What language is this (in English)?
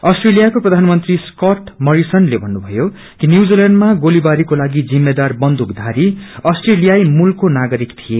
Nepali